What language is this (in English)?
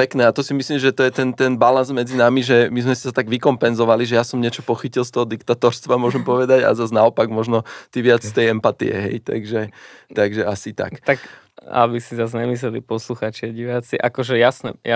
Slovak